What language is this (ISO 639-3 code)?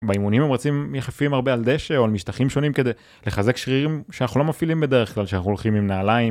heb